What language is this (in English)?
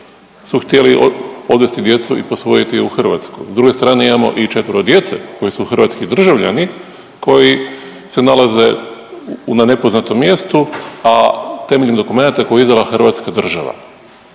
Croatian